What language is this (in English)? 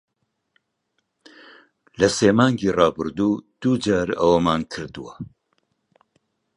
Central Kurdish